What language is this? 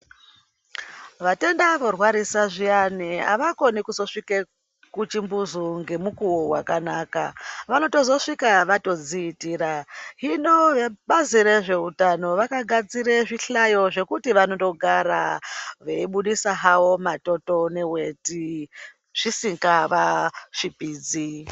Ndau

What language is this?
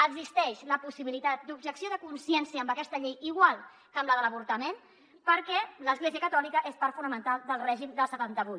Catalan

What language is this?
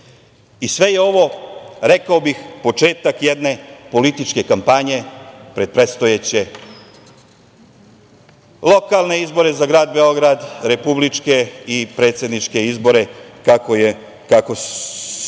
Serbian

